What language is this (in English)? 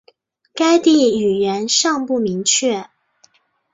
Chinese